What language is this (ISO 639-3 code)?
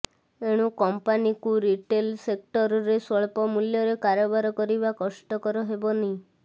ori